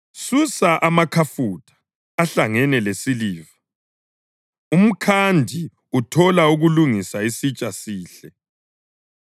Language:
North Ndebele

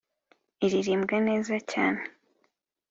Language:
Kinyarwanda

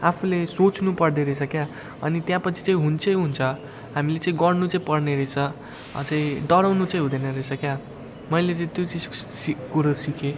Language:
Nepali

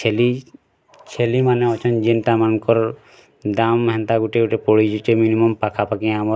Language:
Odia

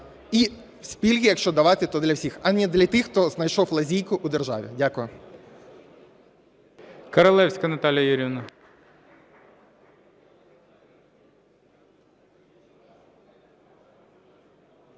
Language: Ukrainian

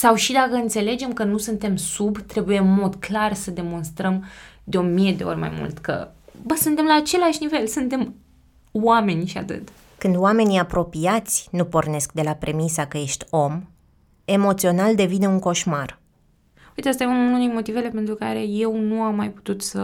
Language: Romanian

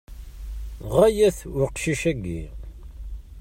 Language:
Kabyle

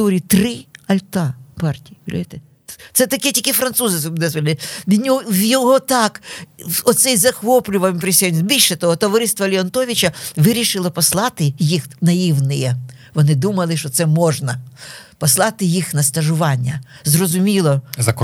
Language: Ukrainian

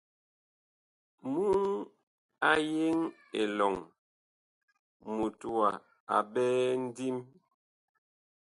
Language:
Bakoko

